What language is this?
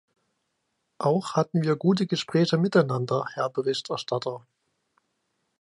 German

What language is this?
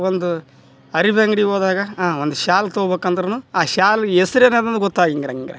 Kannada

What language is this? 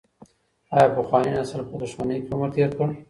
Pashto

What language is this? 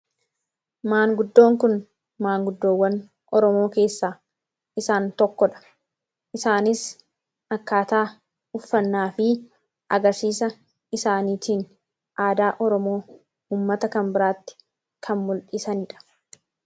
Oromo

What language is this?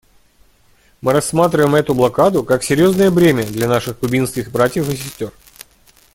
Russian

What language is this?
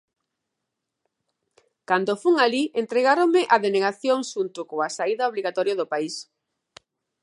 Galician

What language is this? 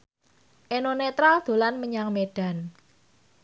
Javanese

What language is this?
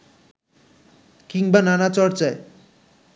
Bangla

